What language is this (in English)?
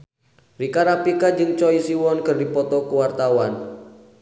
Sundanese